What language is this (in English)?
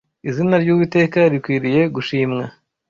Kinyarwanda